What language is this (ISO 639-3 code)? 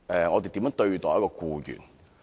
yue